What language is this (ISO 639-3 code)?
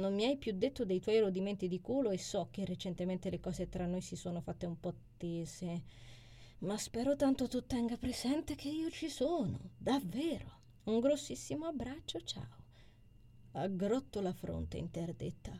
ita